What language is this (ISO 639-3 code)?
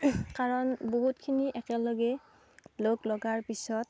asm